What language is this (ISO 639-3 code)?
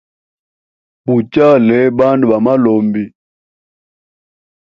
hem